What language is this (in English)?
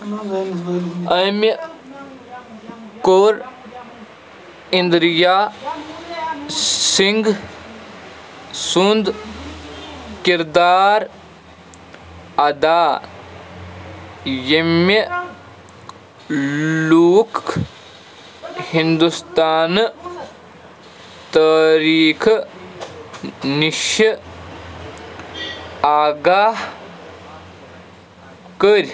Kashmiri